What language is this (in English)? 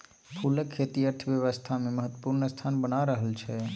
Maithili